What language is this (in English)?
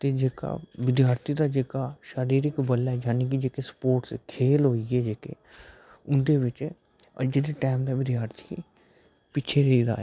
Dogri